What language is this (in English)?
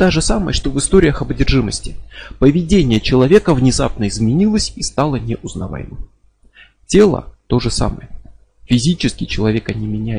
Russian